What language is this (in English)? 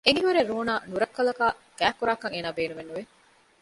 Divehi